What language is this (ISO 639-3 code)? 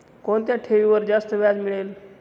mar